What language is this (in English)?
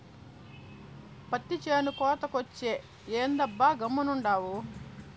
Telugu